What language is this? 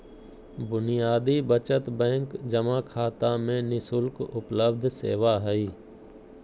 Magahi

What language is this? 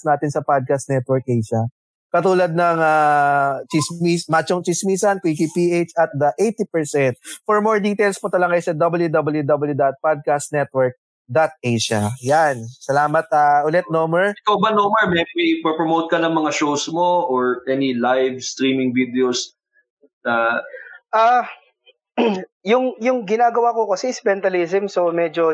Filipino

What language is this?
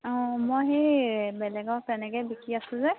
Assamese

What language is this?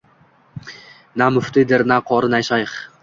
Uzbek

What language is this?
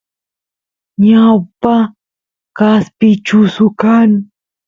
Santiago del Estero Quichua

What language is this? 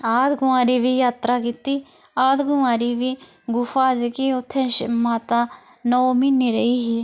Dogri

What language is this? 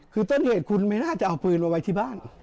Thai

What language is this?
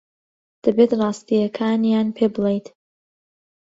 Central Kurdish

